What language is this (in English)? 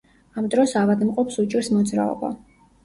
Georgian